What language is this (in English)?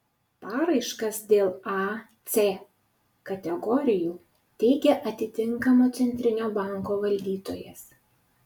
Lithuanian